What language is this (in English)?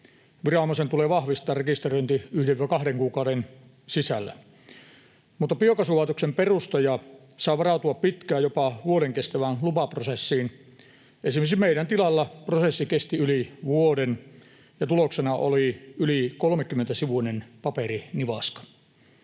Finnish